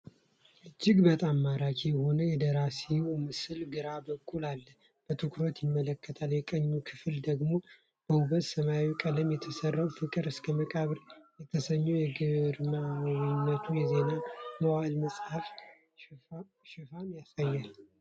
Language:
Amharic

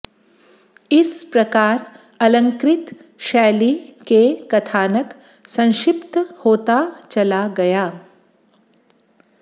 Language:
Sanskrit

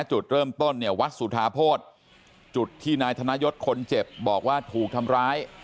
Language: Thai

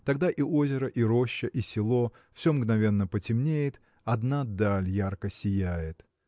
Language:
Russian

